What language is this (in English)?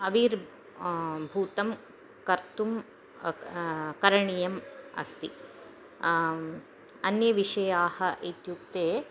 Sanskrit